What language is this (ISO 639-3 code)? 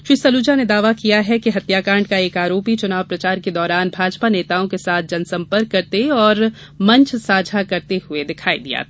hin